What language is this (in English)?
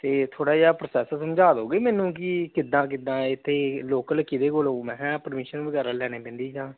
Punjabi